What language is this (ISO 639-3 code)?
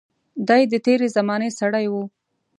pus